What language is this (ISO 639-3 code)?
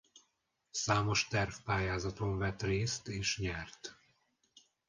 hun